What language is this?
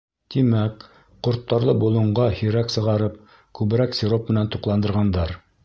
Bashkir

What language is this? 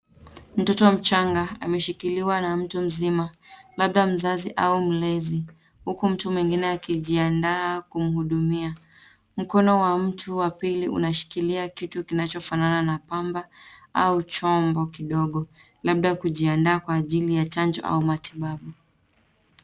Swahili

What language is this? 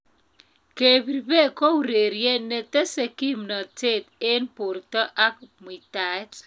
Kalenjin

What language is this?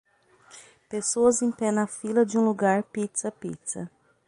Portuguese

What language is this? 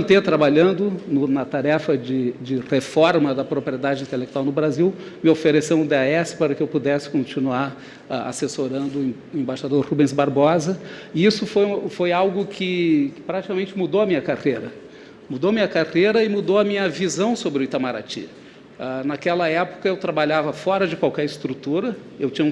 Portuguese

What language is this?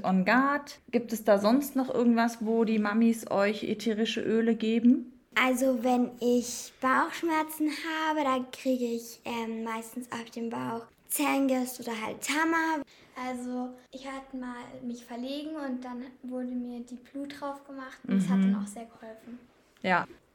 German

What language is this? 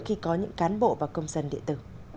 Vietnamese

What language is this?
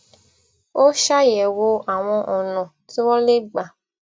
Yoruba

